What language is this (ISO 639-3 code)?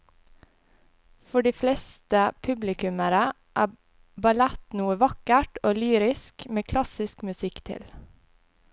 nor